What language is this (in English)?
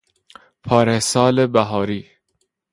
Persian